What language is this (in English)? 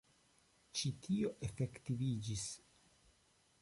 Esperanto